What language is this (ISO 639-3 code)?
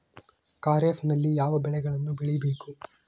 kan